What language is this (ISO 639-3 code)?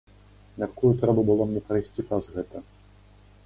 bel